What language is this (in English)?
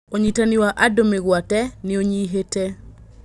Kikuyu